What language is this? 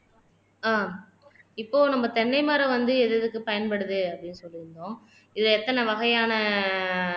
Tamil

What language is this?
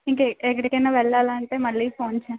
Telugu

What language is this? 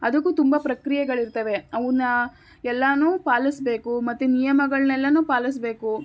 Kannada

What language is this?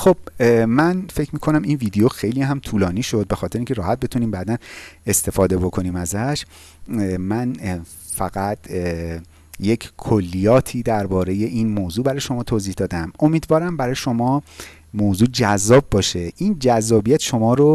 Persian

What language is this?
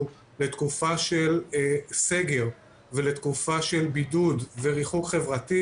Hebrew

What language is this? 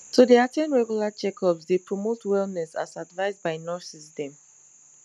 Nigerian Pidgin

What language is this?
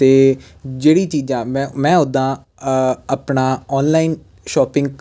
Punjabi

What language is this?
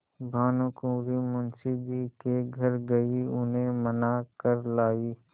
Hindi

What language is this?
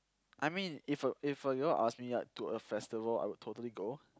English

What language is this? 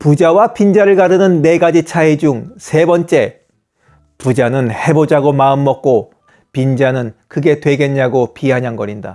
Korean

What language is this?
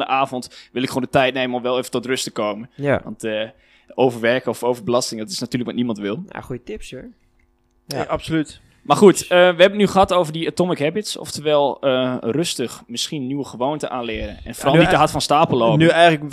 Dutch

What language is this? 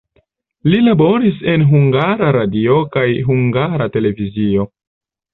Esperanto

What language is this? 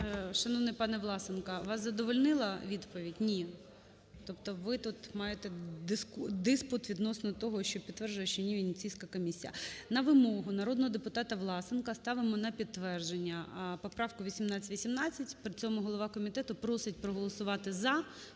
Ukrainian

